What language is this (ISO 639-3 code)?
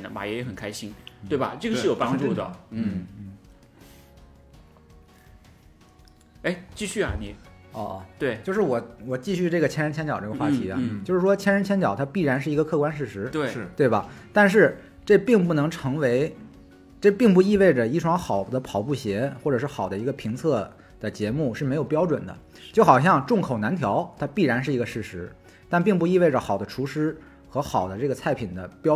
zho